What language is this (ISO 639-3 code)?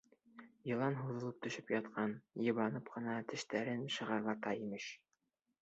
bak